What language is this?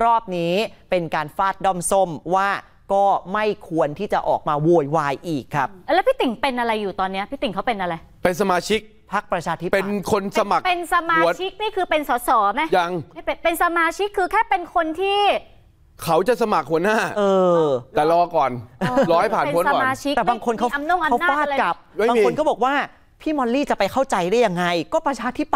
Thai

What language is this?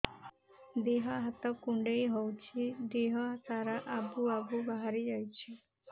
Odia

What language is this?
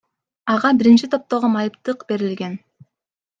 Kyrgyz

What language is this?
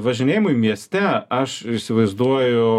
Lithuanian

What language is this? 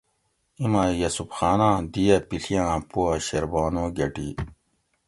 Gawri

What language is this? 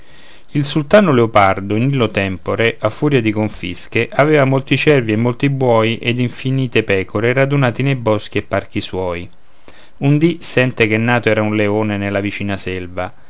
Italian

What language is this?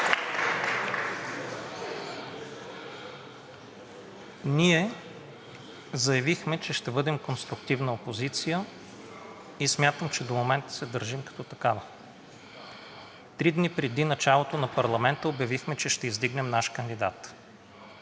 Bulgarian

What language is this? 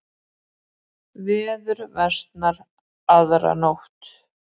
Icelandic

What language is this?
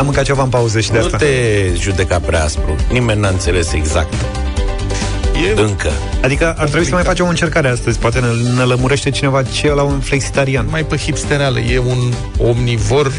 Romanian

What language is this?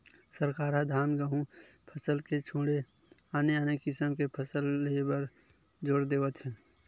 Chhattisgarhi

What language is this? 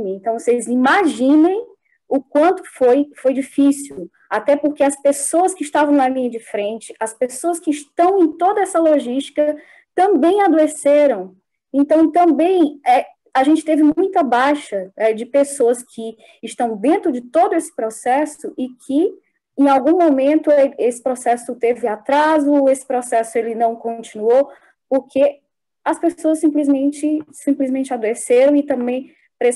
Portuguese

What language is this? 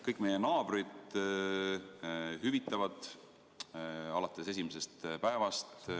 Estonian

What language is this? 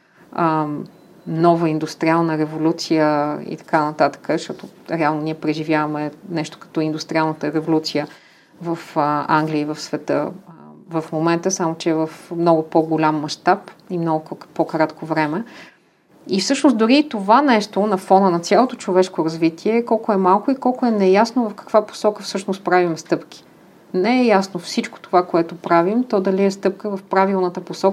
Bulgarian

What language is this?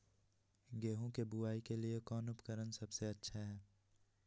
Magahi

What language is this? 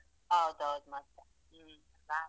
Kannada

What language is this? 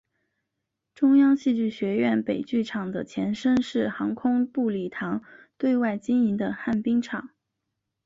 Chinese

